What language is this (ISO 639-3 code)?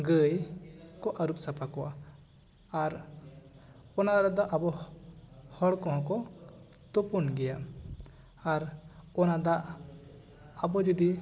sat